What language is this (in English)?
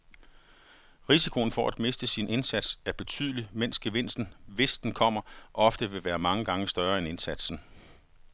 Danish